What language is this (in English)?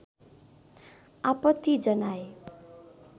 Nepali